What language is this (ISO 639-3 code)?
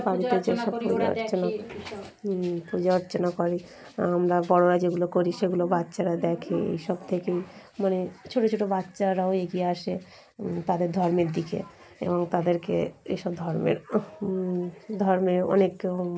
ben